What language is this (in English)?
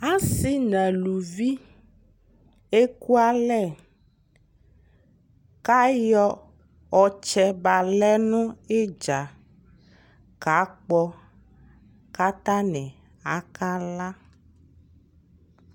Ikposo